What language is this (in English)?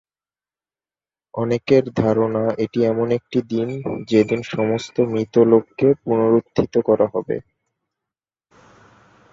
Bangla